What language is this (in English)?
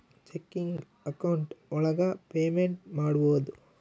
Kannada